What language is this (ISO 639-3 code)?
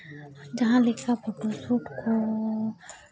sat